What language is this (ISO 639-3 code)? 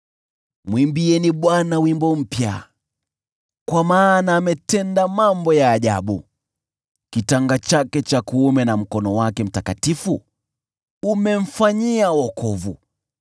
swa